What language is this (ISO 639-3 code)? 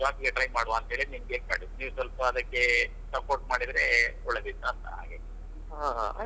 kan